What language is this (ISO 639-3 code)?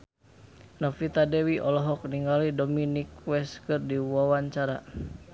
sun